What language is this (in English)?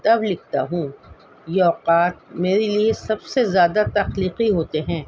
Urdu